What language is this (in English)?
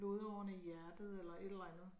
Danish